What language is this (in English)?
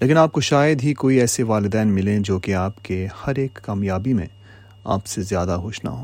Urdu